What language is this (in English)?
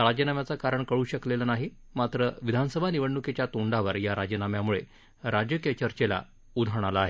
Marathi